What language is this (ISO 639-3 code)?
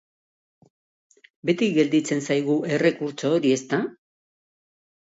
eus